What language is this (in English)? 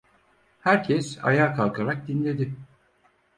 Turkish